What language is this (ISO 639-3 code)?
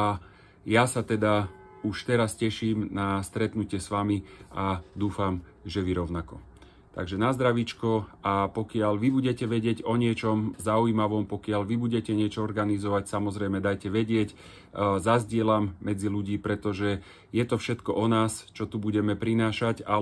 slk